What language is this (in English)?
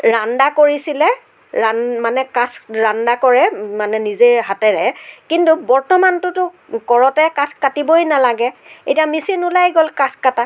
Assamese